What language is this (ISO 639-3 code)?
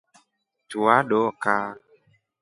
rof